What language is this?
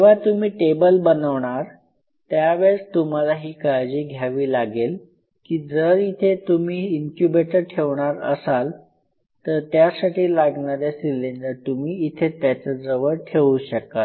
Marathi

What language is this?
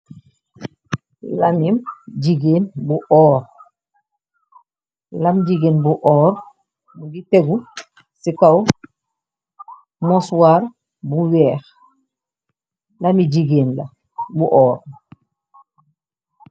Wolof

